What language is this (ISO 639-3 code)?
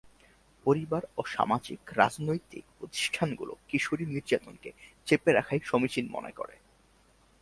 ben